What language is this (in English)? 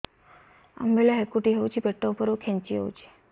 Odia